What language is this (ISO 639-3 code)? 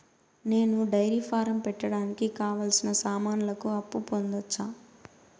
tel